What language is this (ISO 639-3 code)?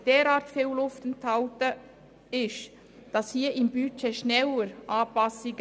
gsw